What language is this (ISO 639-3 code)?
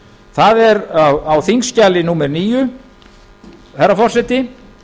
isl